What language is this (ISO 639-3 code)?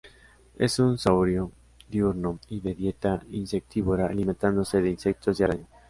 spa